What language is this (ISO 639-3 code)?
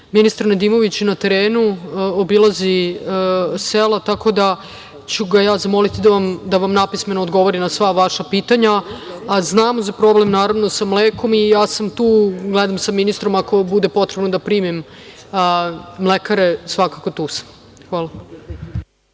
srp